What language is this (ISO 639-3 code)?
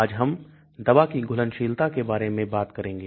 hin